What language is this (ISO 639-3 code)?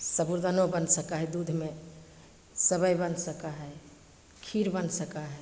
mai